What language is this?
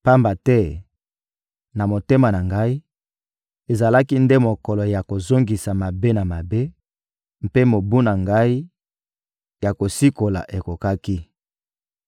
Lingala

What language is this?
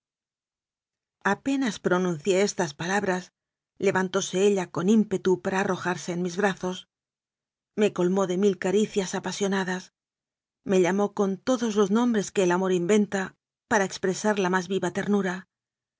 Spanish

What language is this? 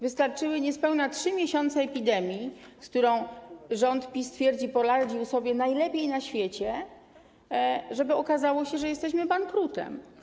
Polish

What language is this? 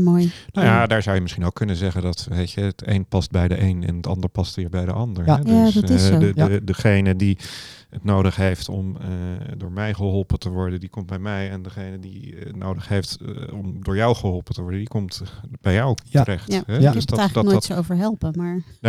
Dutch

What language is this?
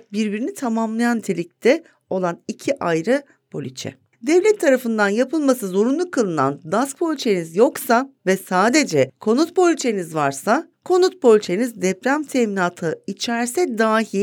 Turkish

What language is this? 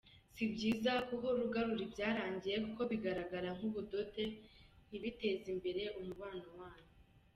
Kinyarwanda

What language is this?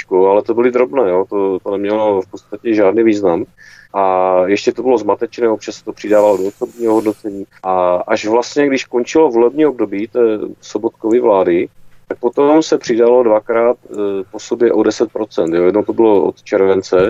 Czech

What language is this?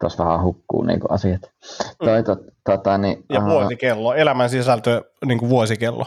Finnish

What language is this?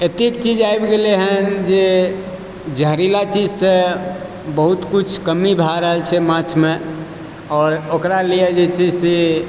Maithili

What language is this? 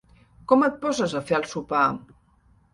Catalan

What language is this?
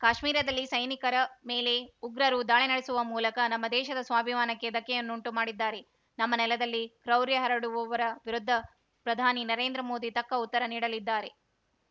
Kannada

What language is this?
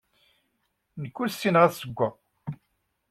Kabyle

